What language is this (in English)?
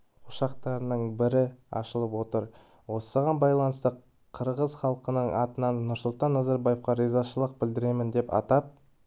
Kazakh